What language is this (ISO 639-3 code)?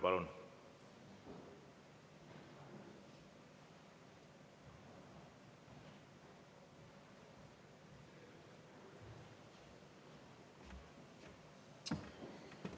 est